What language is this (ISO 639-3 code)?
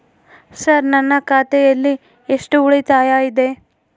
kan